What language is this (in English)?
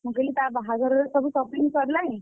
Odia